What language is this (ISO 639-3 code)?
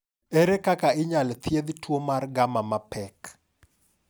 luo